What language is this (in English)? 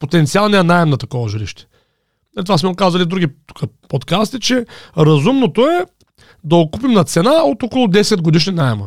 Bulgarian